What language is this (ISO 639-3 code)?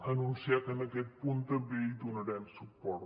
cat